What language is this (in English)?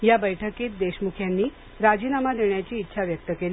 Marathi